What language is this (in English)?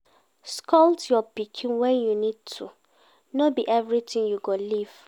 Nigerian Pidgin